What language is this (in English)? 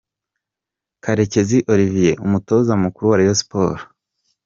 Kinyarwanda